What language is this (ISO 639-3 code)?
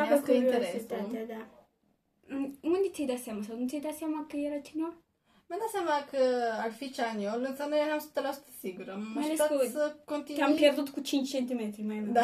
ron